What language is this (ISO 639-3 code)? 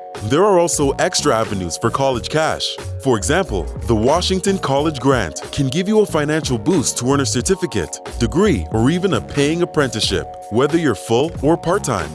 eng